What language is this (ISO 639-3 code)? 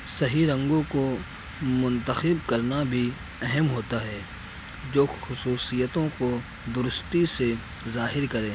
urd